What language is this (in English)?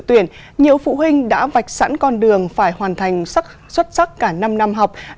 Vietnamese